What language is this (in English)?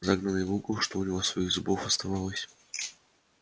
Russian